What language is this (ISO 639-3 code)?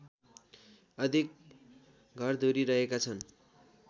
nep